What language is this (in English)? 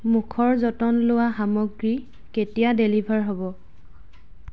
Assamese